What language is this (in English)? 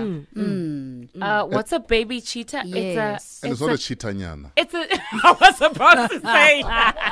English